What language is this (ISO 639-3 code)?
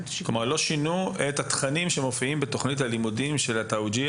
heb